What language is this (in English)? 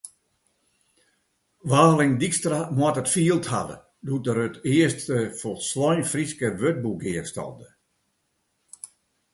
Western Frisian